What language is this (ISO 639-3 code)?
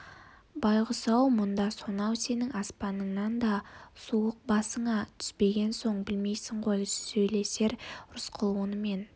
kaz